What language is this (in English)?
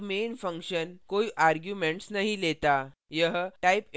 Hindi